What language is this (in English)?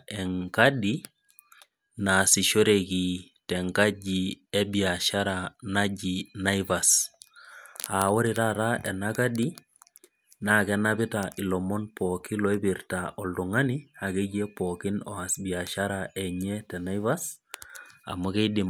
Masai